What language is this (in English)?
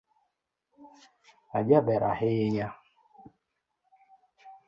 Luo (Kenya and Tanzania)